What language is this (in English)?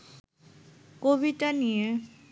Bangla